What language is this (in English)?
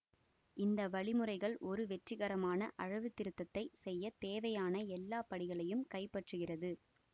Tamil